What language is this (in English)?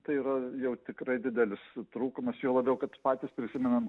Lithuanian